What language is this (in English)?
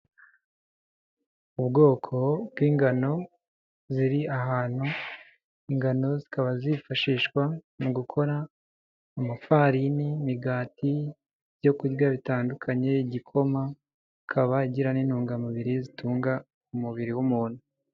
Kinyarwanda